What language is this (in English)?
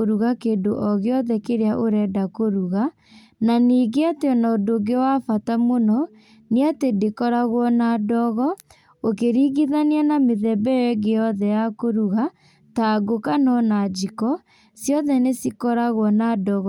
Kikuyu